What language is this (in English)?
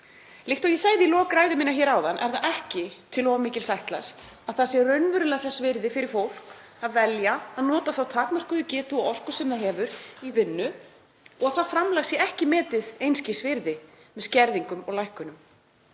Icelandic